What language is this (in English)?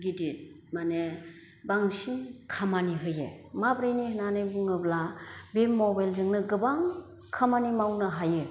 Bodo